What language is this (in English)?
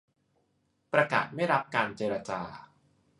Thai